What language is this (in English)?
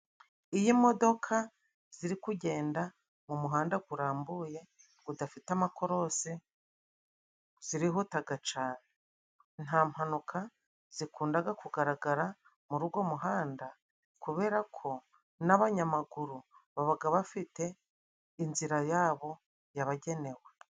Kinyarwanda